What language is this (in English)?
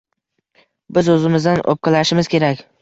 Uzbek